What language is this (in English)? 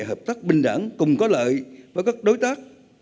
Vietnamese